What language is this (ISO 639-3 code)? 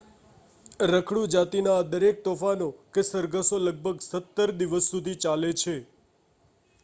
guj